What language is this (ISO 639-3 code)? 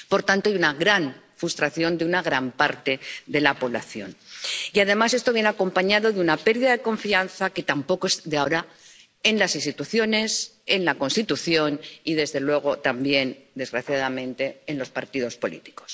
spa